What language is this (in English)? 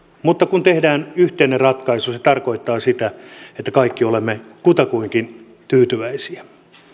Finnish